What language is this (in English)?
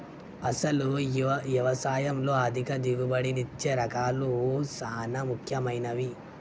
Telugu